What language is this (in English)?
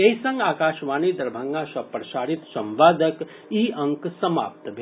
Maithili